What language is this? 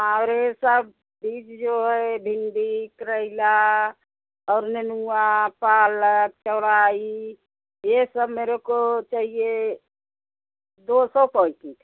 Hindi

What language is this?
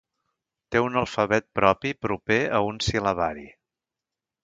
Catalan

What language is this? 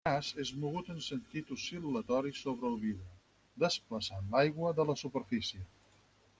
Catalan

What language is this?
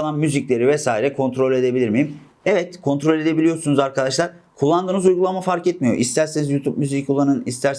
Turkish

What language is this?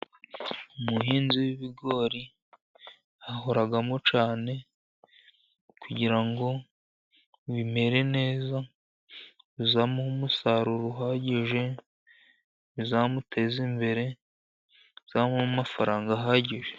Kinyarwanda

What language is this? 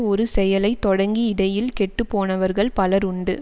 Tamil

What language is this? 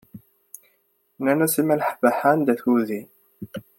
Kabyle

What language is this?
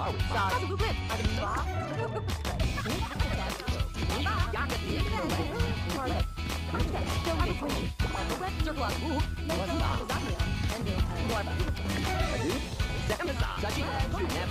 Indonesian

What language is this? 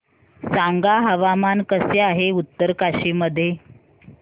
Marathi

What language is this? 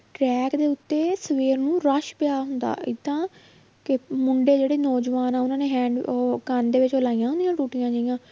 Punjabi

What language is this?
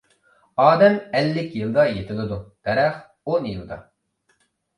Uyghur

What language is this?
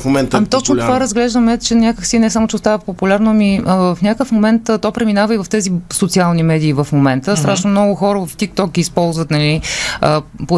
Bulgarian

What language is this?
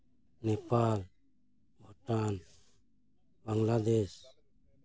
Santali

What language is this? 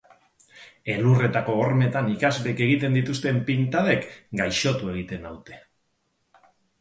Basque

